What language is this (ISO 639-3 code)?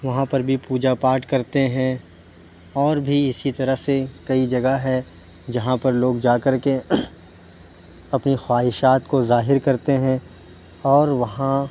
urd